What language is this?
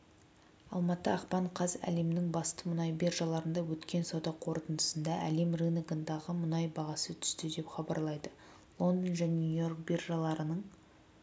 Kazakh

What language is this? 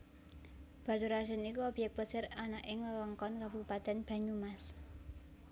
Javanese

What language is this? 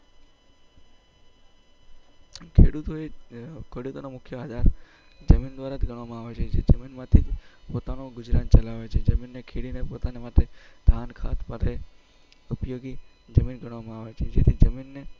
Gujarati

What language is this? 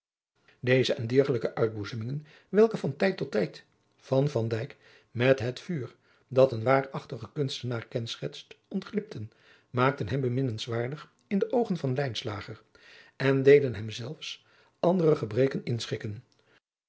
Dutch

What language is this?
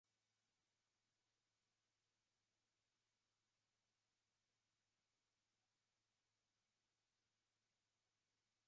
Swahili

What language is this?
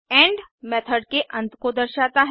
Hindi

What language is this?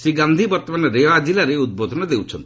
Odia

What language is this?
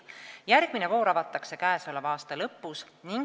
Estonian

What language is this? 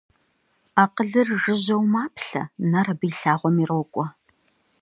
Kabardian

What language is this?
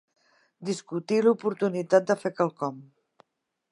Catalan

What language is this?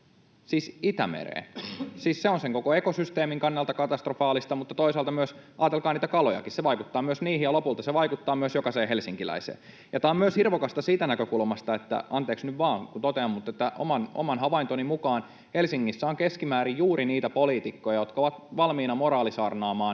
Finnish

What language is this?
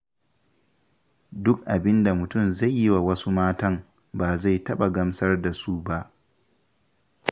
Hausa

